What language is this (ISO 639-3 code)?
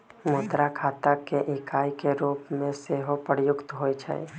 mag